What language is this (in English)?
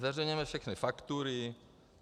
Czech